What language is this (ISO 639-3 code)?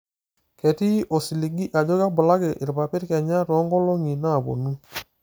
mas